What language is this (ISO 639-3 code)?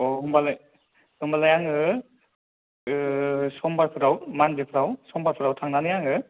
brx